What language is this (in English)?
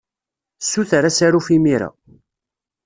Kabyle